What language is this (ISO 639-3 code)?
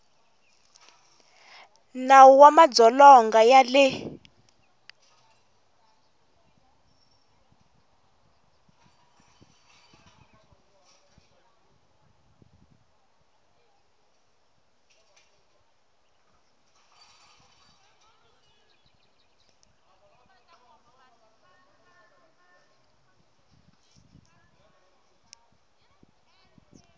tso